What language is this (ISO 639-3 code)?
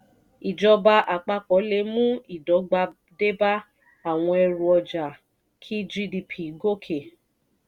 yor